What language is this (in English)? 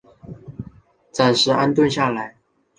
Chinese